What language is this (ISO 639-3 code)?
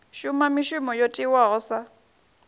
ven